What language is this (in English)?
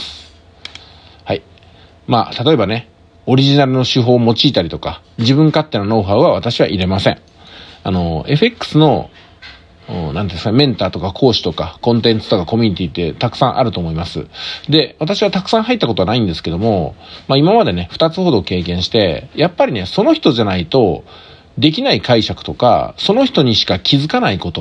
Japanese